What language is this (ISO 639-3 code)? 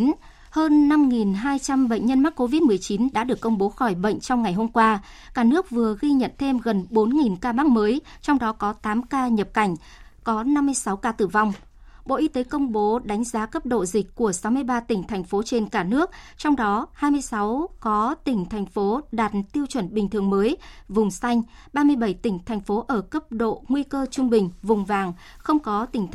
vie